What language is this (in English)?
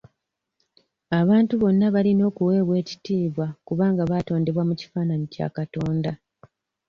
Ganda